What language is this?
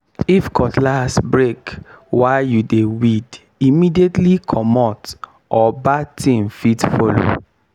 Nigerian Pidgin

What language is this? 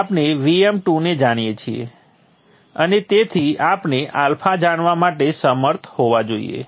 Gujarati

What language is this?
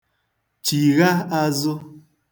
Igbo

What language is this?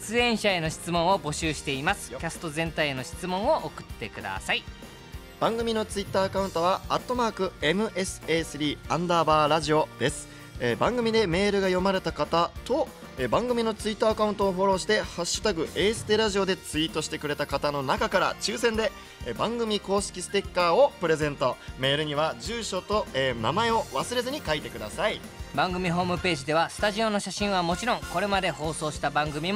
Japanese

